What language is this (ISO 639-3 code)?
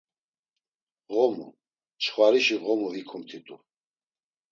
lzz